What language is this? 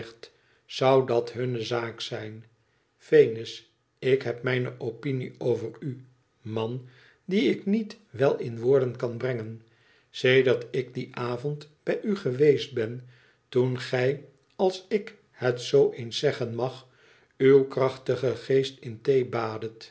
Dutch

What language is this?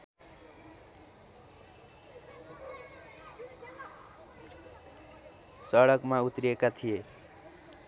Nepali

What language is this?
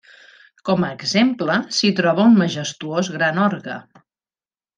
Catalan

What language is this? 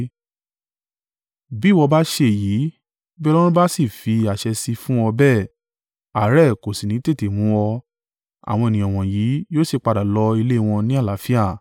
Yoruba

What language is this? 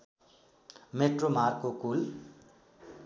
Nepali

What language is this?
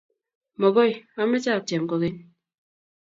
Kalenjin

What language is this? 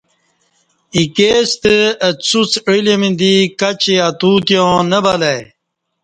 Kati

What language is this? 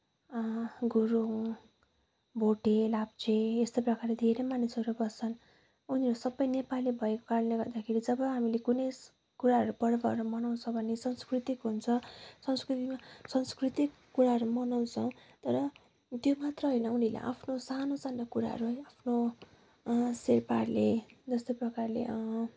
Nepali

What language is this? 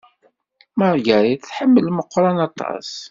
Kabyle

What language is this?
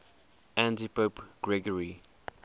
English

